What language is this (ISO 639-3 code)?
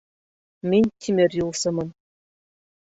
bak